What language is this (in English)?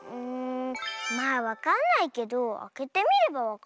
Japanese